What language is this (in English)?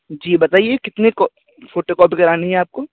Urdu